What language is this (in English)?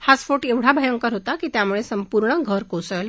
Marathi